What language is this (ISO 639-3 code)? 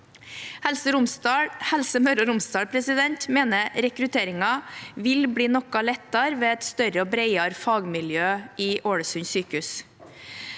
nor